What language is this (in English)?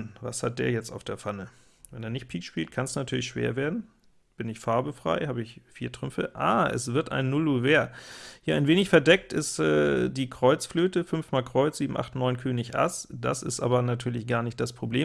German